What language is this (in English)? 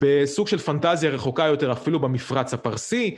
Hebrew